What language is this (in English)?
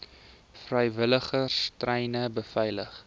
Afrikaans